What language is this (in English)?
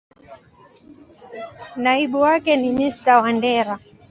Swahili